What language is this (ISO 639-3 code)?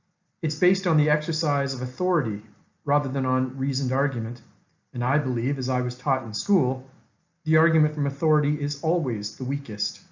eng